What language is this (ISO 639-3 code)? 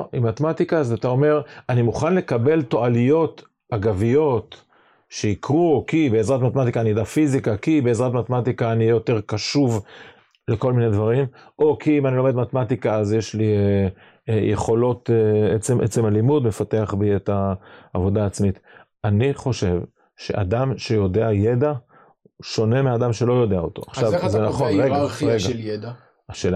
heb